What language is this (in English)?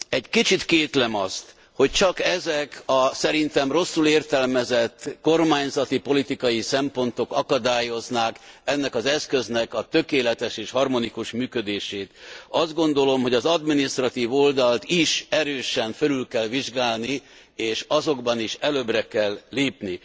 Hungarian